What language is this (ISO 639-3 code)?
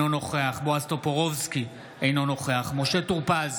heb